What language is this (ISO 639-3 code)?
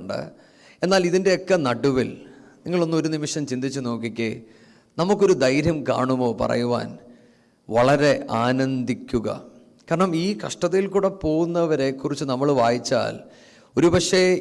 mal